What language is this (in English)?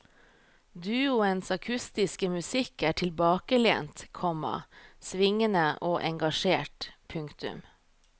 Norwegian